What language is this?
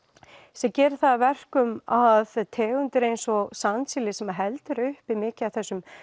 Icelandic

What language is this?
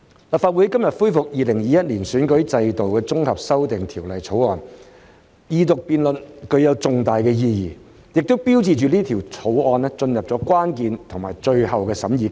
Cantonese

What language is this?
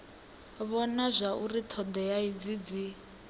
Venda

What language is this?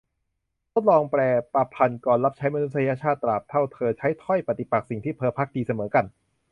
Thai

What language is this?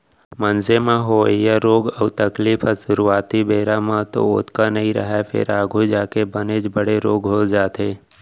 Chhattisgarhi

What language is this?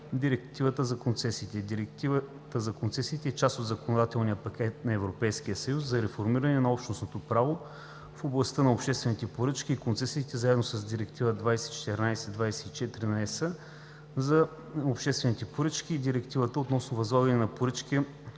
Bulgarian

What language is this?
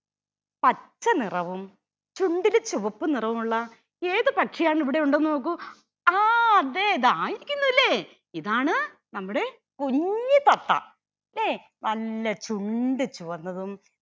Malayalam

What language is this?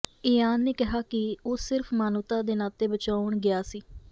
Punjabi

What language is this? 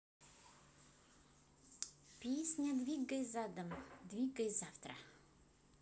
Russian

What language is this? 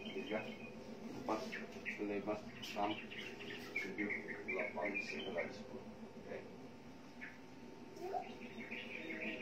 Indonesian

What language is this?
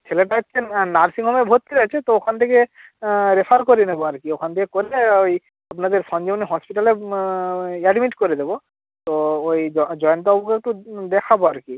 Bangla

